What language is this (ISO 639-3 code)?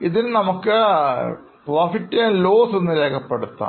mal